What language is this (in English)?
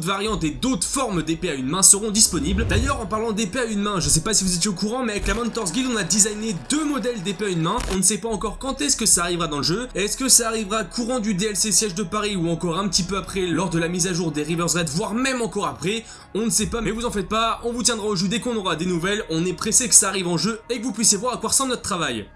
French